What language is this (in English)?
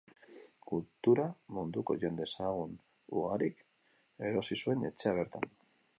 Basque